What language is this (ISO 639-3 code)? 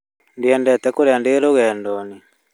kik